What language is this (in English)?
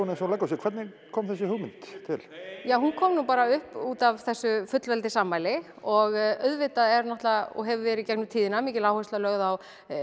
Icelandic